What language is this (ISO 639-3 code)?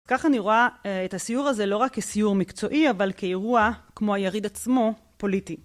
heb